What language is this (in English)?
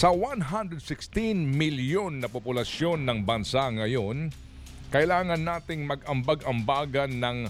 Filipino